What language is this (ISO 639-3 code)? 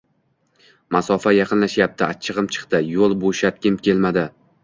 uzb